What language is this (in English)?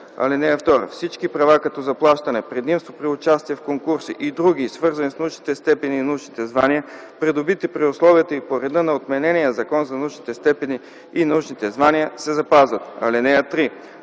Bulgarian